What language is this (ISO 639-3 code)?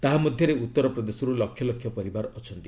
ori